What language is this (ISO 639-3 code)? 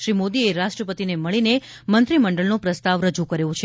guj